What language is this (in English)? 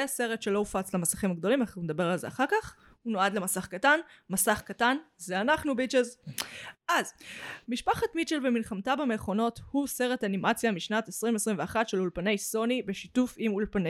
Hebrew